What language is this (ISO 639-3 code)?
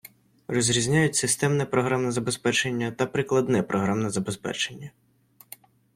ukr